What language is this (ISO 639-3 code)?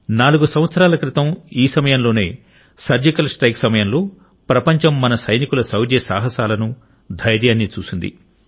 tel